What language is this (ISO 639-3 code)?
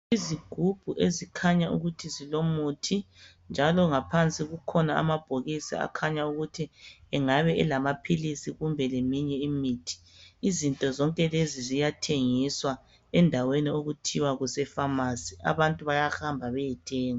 nde